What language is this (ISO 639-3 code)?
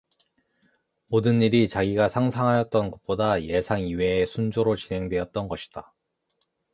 kor